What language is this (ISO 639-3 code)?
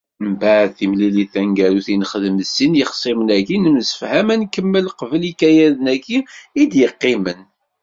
kab